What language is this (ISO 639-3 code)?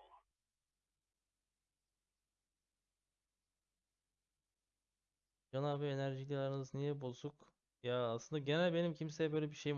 tur